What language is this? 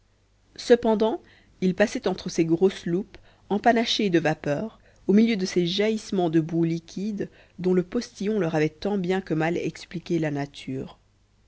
French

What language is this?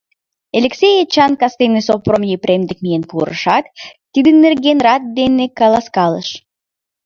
Mari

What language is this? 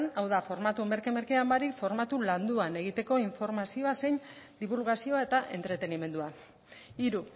Basque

